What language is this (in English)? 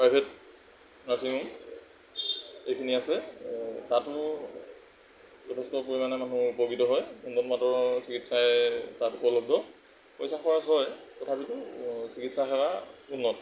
Assamese